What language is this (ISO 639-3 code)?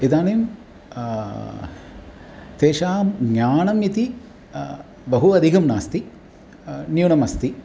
san